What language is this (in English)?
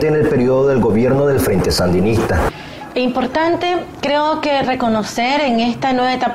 Spanish